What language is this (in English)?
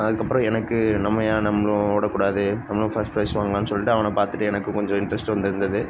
Tamil